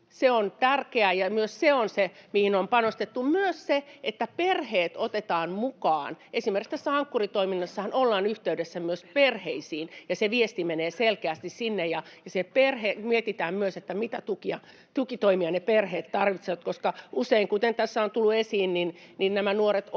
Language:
Finnish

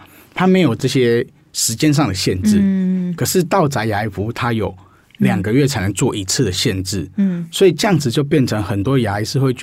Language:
Chinese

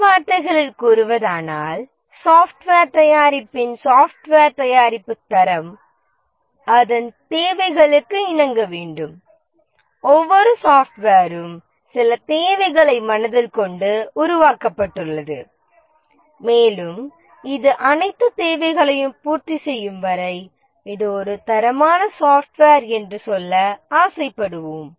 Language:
Tamil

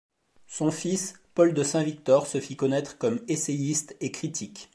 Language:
French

